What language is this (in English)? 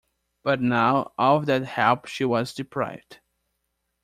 English